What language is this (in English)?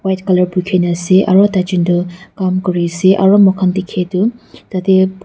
Naga Pidgin